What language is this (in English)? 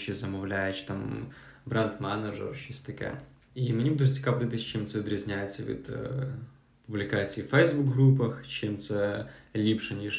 Ukrainian